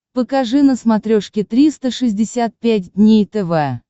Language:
Russian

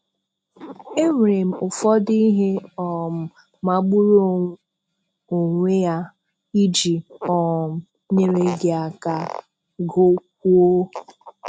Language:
Igbo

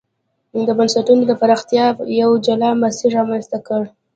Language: Pashto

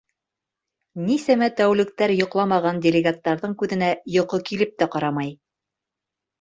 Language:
Bashkir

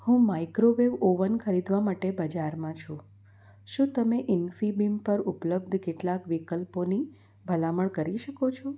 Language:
Gujarati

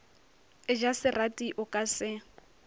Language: Northern Sotho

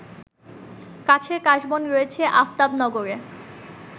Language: Bangla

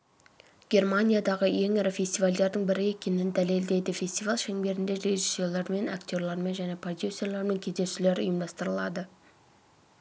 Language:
Kazakh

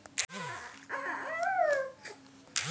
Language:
Maithili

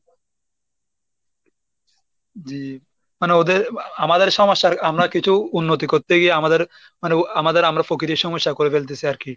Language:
Bangla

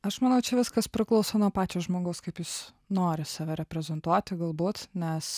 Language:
Lithuanian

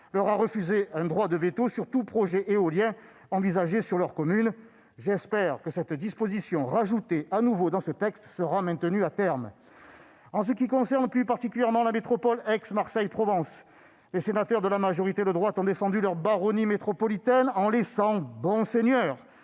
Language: French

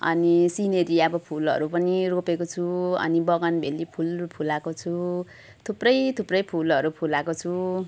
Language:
Nepali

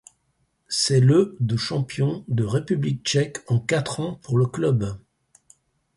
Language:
French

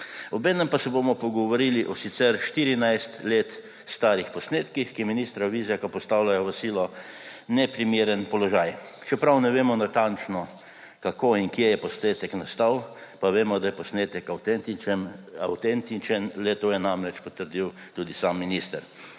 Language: Slovenian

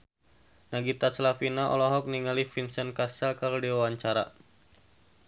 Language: Sundanese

